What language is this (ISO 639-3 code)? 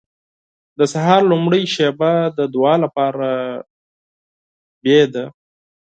pus